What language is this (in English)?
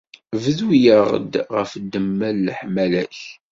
Kabyle